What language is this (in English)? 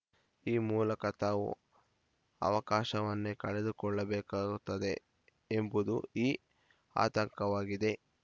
Kannada